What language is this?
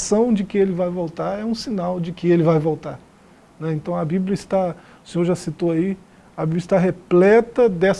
Portuguese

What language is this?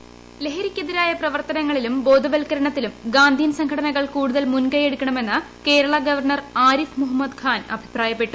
Malayalam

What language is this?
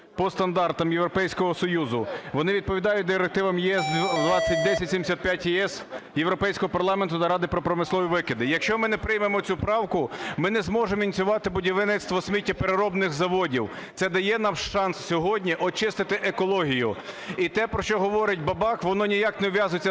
Ukrainian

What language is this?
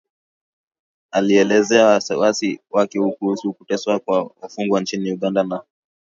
Swahili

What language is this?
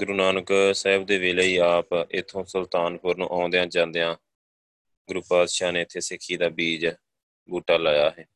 Punjabi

